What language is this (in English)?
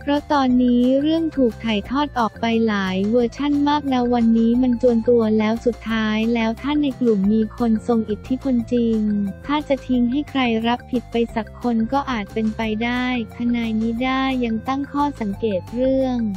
Thai